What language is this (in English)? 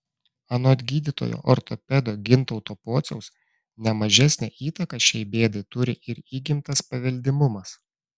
Lithuanian